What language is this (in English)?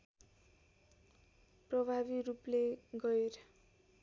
Nepali